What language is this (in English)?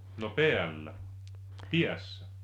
Finnish